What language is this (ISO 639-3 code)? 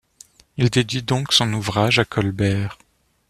fra